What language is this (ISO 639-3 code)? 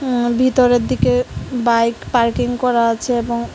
ben